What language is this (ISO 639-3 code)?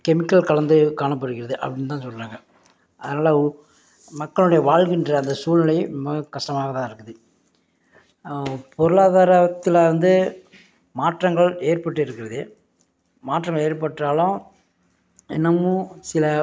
tam